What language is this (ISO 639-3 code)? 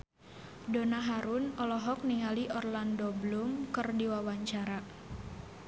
sun